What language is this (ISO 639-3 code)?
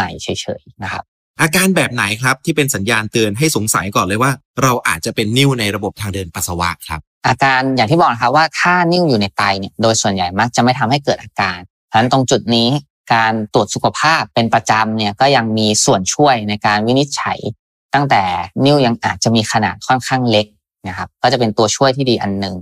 tha